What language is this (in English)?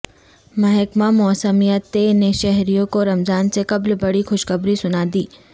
Urdu